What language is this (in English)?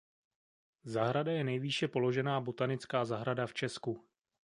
Czech